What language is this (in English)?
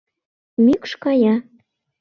Mari